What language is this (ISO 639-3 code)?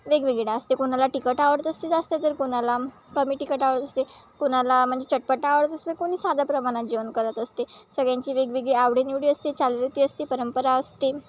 mar